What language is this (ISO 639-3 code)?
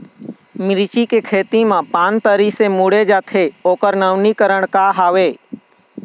hne